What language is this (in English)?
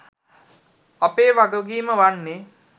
Sinhala